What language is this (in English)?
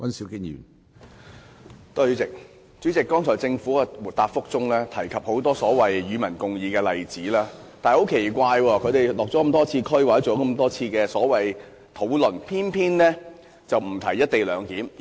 Cantonese